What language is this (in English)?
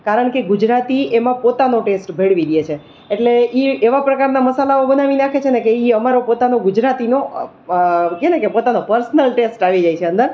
Gujarati